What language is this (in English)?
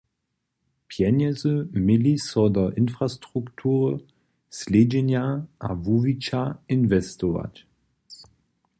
Upper Sorbian